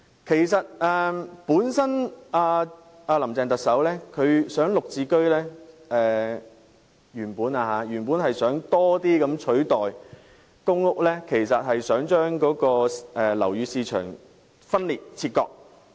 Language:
Cantonese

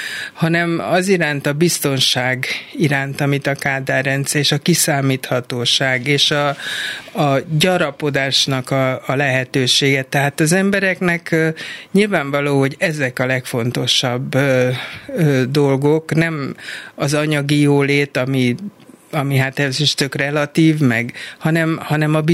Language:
Hungarian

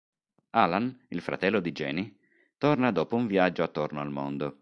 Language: Italian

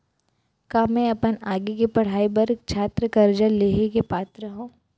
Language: Chhattisgarhi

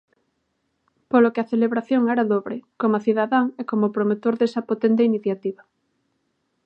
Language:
Galician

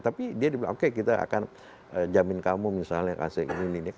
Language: Indonesian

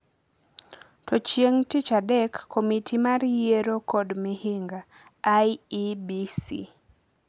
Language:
Luo (Kenya and Tanzania)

